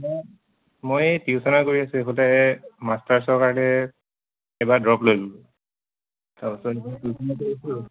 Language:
Assamese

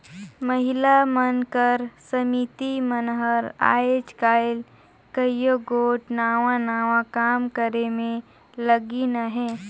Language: Chhattisgarhi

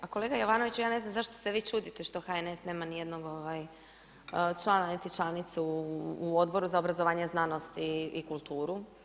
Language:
Croatian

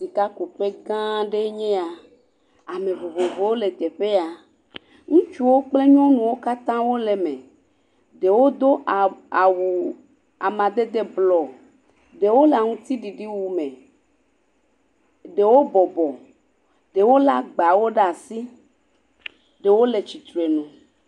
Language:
Ewe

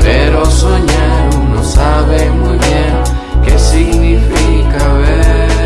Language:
Spanish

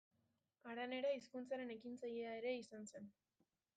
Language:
Basque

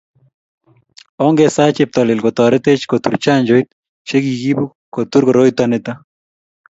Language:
Kalenjin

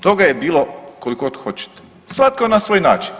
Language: Croatian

